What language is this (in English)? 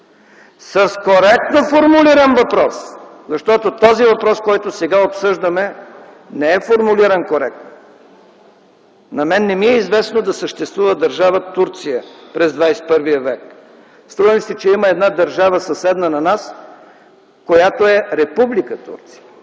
Bulgarian